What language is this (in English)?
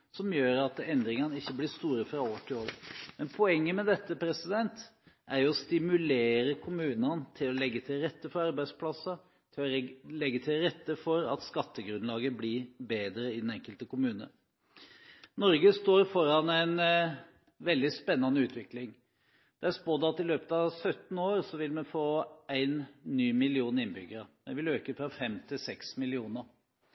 Norwegian Bokmål